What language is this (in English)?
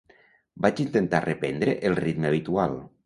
Catalan